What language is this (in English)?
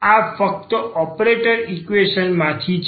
Gujarati